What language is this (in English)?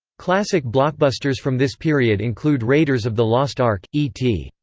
English